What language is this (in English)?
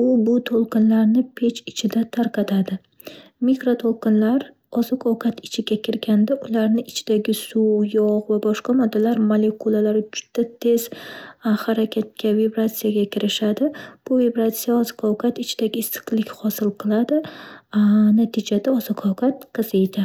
Uzbek